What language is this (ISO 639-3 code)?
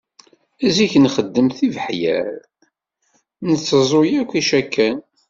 kab